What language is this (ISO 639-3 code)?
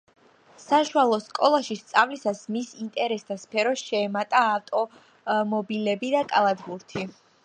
kat